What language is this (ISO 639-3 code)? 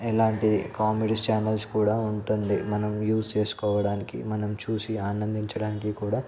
tel